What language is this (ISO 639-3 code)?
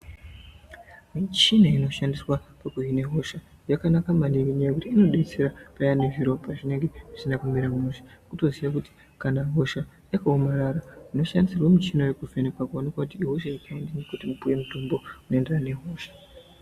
ndc